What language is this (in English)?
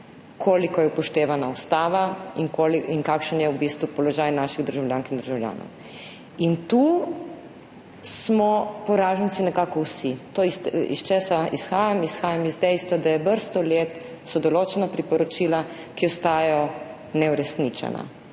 Slovenian